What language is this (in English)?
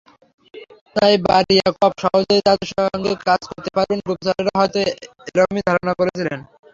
Bangla